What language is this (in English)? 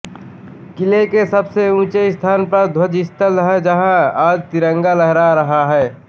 Hindi